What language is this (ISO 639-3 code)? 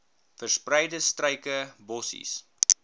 afr